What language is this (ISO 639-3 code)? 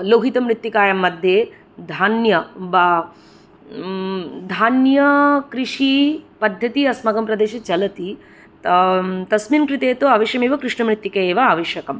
san